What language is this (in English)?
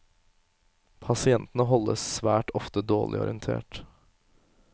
Norwegian